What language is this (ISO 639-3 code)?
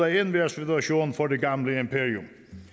dan